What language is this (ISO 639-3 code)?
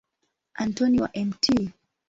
swa